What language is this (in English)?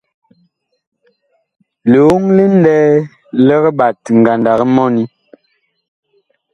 Bakoko